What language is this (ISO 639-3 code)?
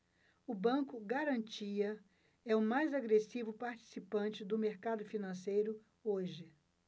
por